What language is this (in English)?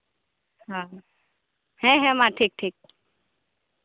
Santali